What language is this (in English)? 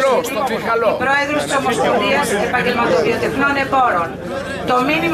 Greek